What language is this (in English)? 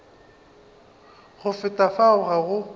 Northern Sotho